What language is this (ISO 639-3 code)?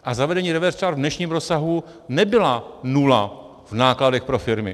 ces